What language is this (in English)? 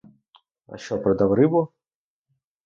Ukrainian